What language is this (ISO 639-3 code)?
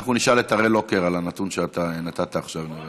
heb